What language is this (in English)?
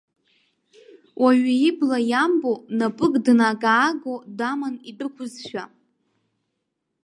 Abkhazian